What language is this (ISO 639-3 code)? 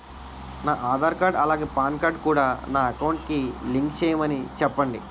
tel